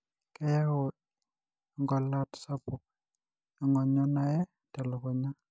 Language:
Masai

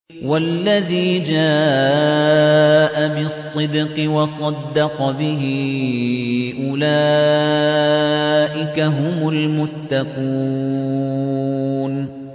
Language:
Arabic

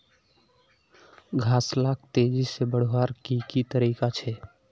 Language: Magahi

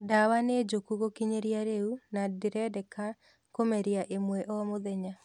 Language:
Kikuyu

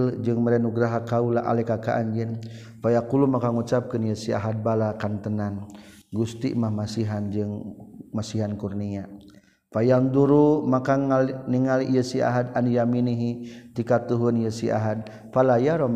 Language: Malay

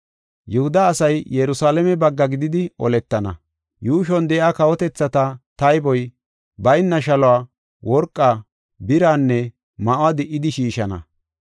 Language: Gofa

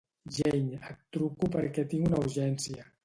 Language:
Catalan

